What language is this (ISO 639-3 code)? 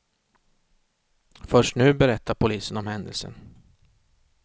swe